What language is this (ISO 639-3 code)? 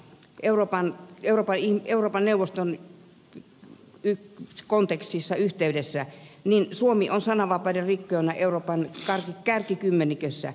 fin